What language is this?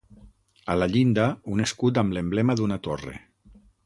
Catalan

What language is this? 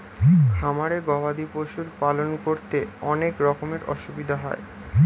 Bangla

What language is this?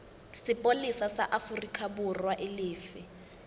Southern Sotho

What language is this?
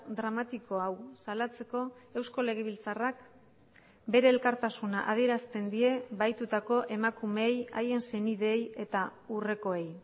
Basque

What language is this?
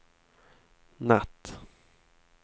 Swedish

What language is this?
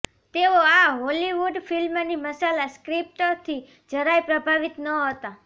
Gujarati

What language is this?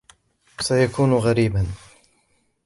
Arabic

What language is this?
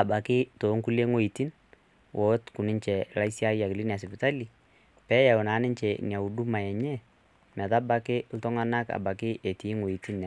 Masai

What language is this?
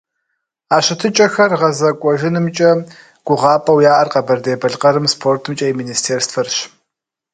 Kabardian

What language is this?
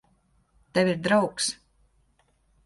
Latvian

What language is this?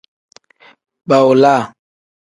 Tem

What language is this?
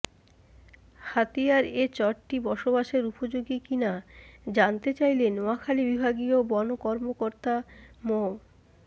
Bangla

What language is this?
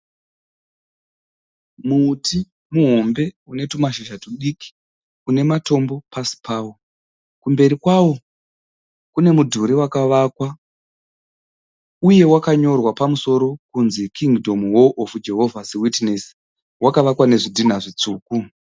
Shona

